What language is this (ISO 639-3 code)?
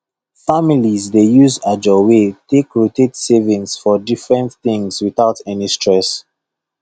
pcm